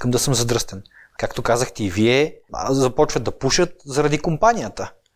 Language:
Bulgarian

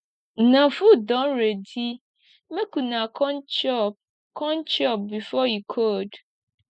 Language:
Nigerian Pidgin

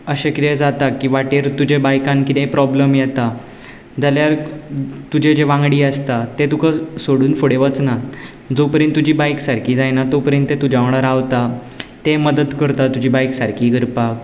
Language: Konkani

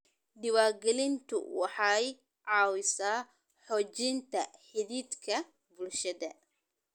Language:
Somali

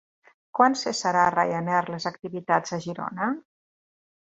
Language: Catalan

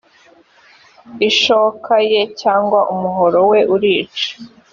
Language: Kinyarwanda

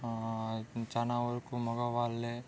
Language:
Telugu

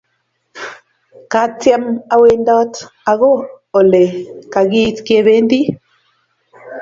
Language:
Kalenjin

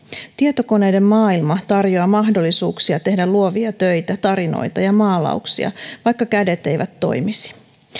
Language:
Finnish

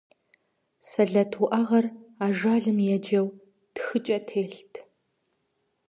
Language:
Kabardian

